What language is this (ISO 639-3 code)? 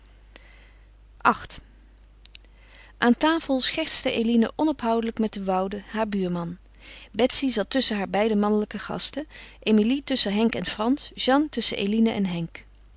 nld